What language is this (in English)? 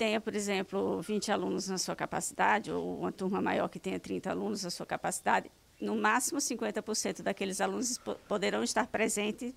Portuguese